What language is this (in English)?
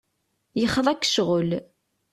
Kabyle